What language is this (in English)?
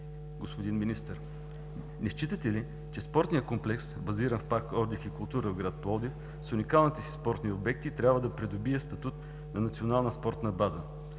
Bulgarian